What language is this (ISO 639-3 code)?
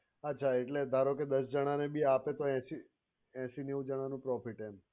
guj